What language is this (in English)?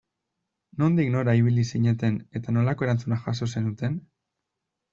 Basque